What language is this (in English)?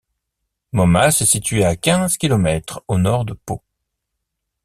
French